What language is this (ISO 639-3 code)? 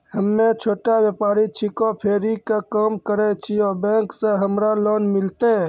mai